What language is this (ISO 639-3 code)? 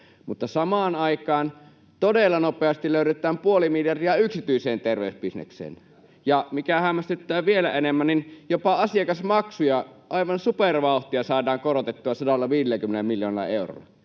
fin